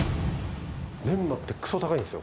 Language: Japanese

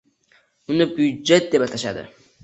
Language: Uzbek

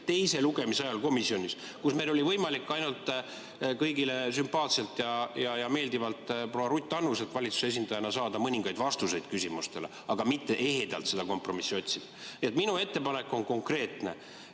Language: Estonian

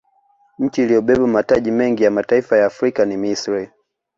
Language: Swahili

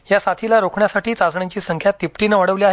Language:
Marathi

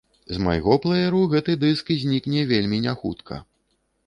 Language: Belarusian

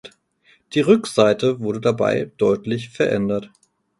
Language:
German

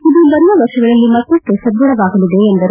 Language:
Kannada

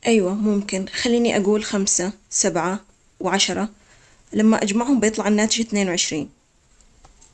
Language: Omani Arabic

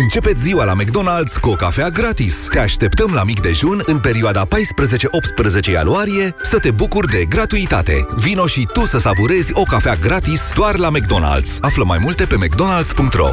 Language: Romanian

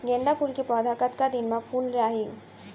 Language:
Chhattisgarhi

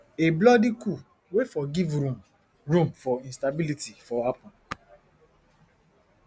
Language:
Nigerian Pidgin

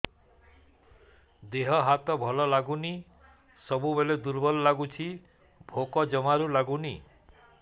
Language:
Odia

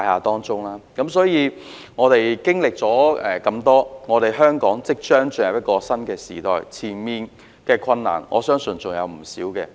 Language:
Cantonese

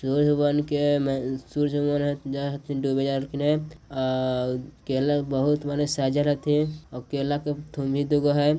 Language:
Magahi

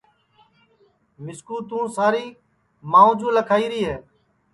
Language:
Sansi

